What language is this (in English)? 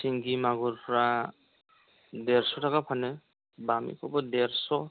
Bodo